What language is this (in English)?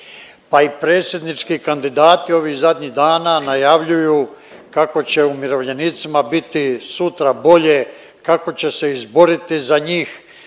Croatian